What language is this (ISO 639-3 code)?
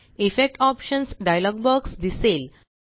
mar